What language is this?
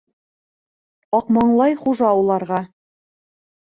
Bashkir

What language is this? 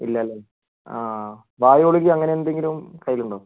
Malayalam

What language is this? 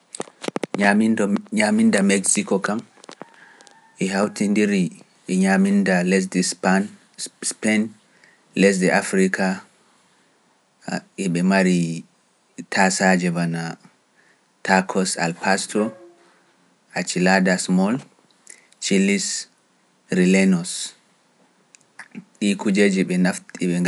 Pular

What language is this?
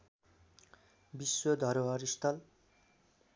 Nepali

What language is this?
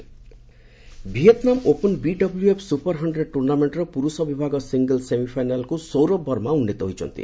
Odia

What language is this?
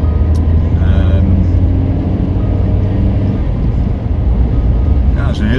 Dutch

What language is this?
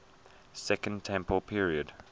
English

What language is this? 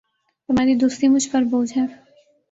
Urdu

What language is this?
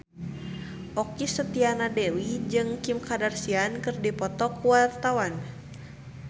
Sundanese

